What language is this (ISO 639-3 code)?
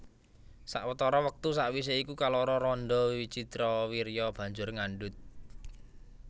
jav